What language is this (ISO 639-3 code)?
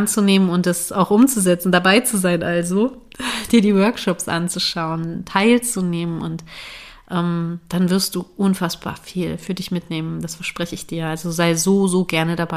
deu